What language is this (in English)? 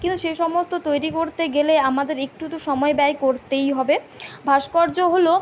Bangla